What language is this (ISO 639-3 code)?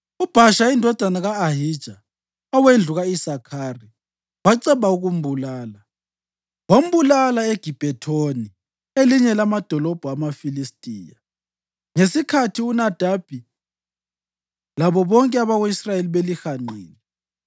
nde